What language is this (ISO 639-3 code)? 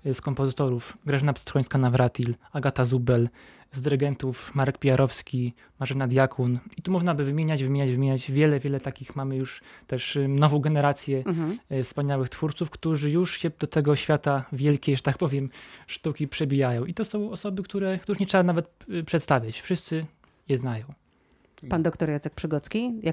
pol